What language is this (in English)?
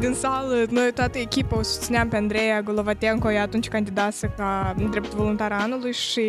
Romanian